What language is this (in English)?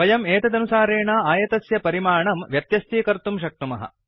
Sanskrit